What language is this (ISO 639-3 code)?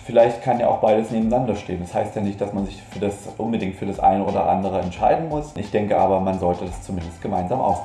deu